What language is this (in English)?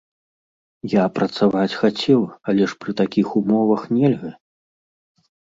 Belarusian